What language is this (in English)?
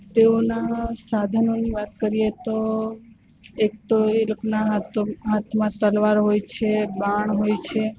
Gujarati